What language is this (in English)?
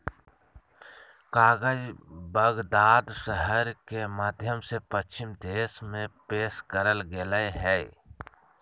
Magahi